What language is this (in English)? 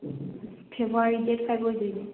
Manipuri